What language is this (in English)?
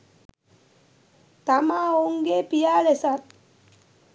Sinhala